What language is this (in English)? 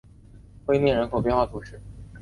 Chinese